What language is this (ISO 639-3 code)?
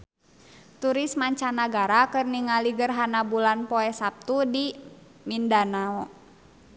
sun